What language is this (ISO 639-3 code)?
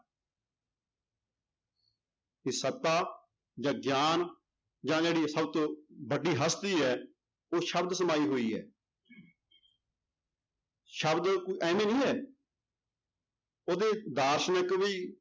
pan